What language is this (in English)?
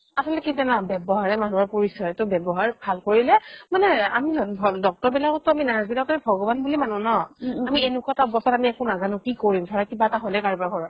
Assamese